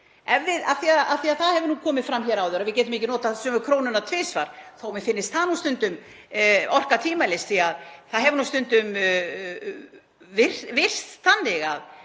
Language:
Icelandic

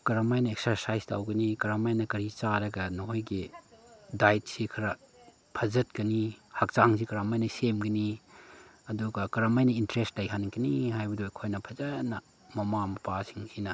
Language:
Manipuri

